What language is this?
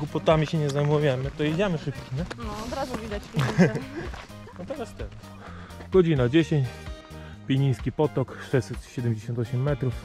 Polish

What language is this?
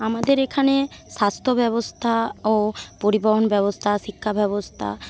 Bangla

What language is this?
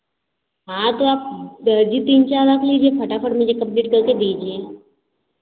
Hindi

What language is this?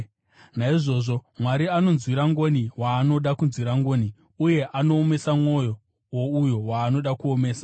Shona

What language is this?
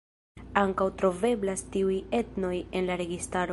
Esperanto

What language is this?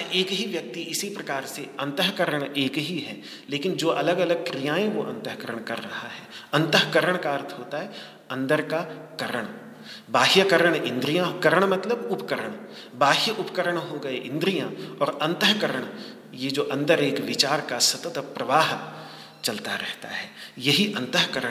Hindi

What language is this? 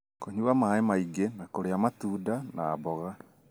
Kikuyu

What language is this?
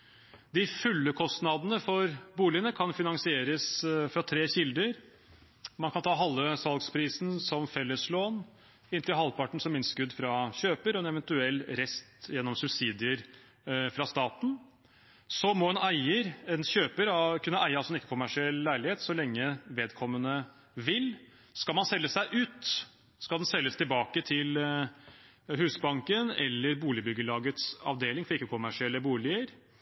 Norwegian Bokmål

